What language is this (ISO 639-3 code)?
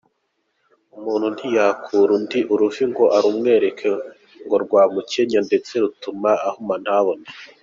kin